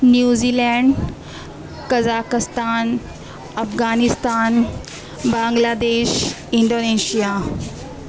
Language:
Urdu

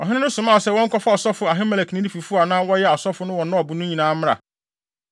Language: Akan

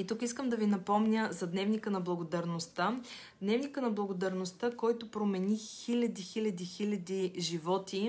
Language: Bulgarian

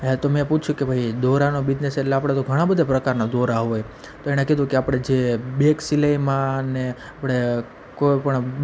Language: Gujarati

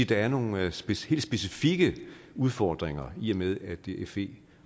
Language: Danish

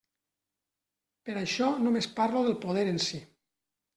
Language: Catalan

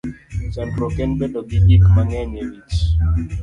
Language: Luo (Kenya and Tanzania)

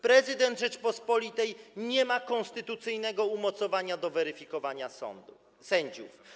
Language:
Polish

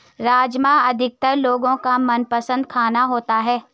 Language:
Hindi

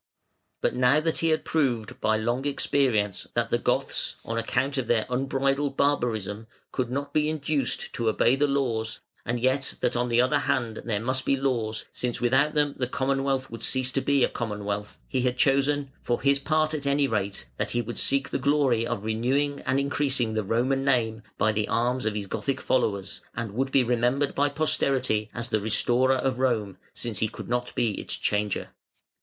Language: English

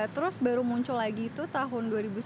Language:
Indonesian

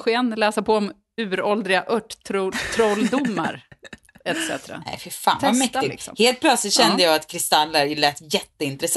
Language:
Swedish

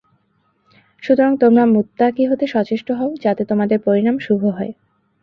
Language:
Bangla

